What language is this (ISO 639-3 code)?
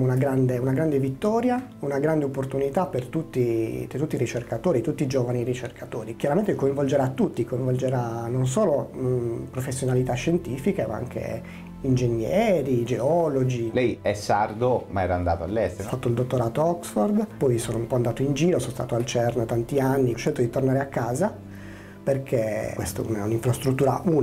ita